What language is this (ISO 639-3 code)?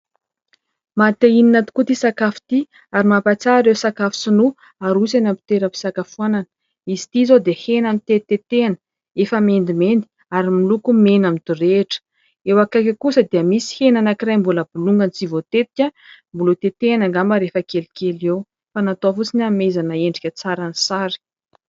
mlg